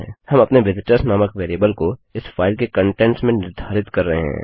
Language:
Hindi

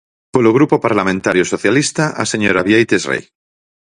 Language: Galician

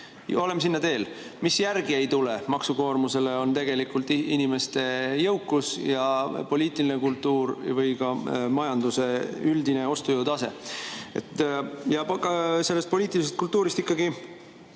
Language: Estonian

